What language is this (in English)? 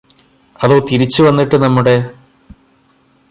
Malayalam